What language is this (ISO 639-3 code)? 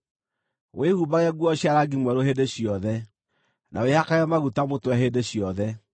kik